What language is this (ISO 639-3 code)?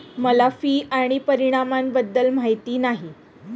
mar